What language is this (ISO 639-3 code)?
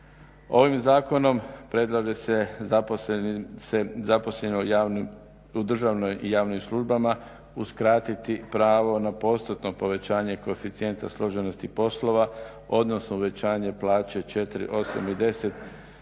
hrv